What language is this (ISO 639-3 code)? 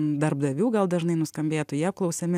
lit